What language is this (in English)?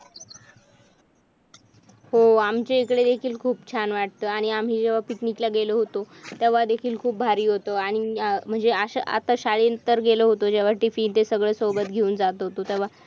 Marathi